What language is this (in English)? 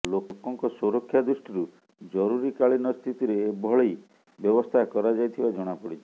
Odia